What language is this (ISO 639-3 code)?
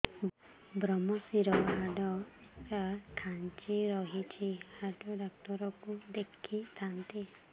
ori